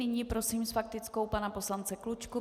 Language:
Czech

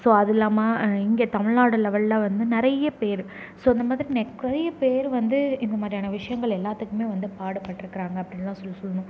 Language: Tamil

